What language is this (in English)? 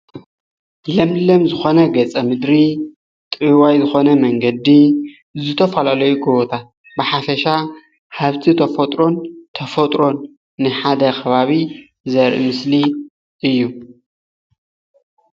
Tigrinya